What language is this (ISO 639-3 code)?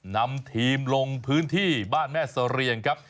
tha